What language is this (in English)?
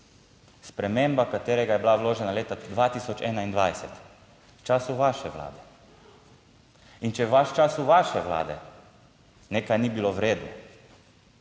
Slovenian